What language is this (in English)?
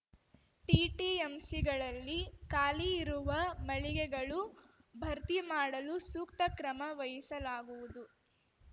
Kannada